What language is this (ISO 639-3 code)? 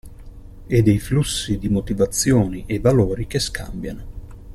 ita